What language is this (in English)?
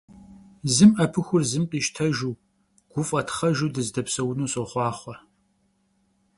Kabardian